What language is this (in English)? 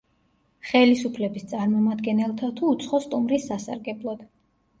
Georgian